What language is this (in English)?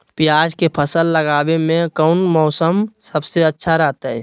Magahi